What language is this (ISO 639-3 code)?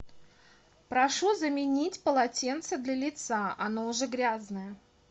rus